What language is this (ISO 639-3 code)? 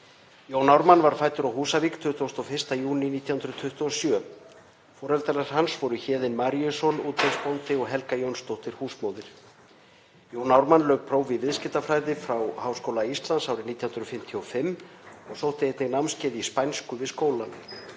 isl